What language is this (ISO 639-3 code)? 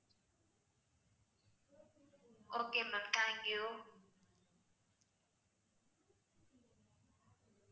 tam